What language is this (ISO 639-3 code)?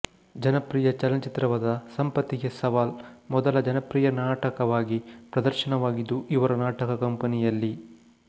kan